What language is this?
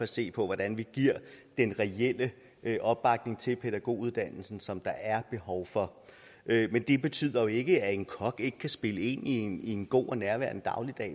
Danish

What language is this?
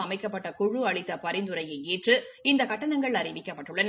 Tamil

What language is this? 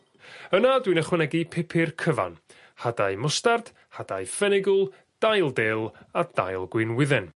Welsh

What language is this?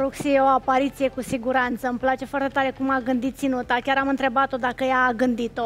Romanian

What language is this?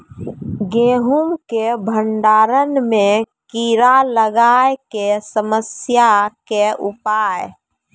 Maithili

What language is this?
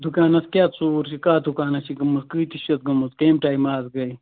Kashmiri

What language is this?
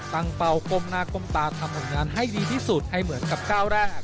Thai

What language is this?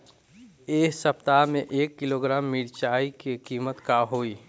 Bhojpuri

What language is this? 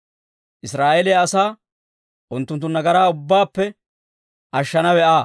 Dawro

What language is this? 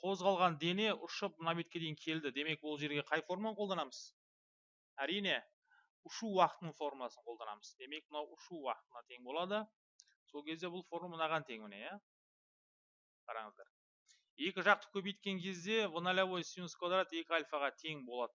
Turkish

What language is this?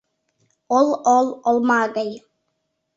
Mari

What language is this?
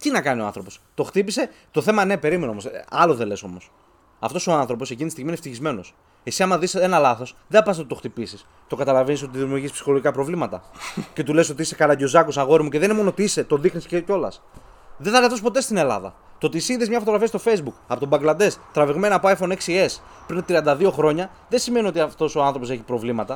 Greek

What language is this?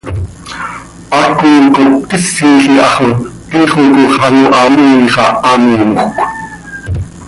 Seri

